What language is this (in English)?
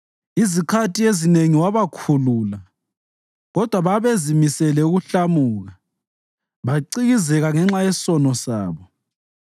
North Ndebele